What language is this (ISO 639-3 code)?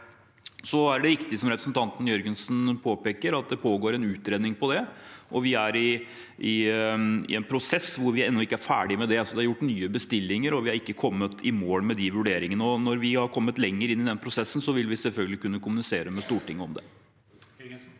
nor